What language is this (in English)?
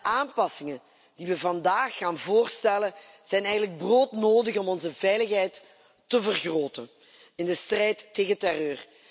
Dutch